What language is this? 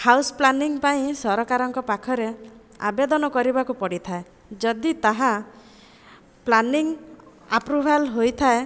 Odia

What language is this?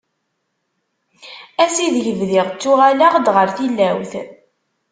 Kabyle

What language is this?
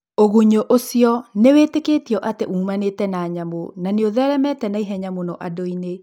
Kikuyu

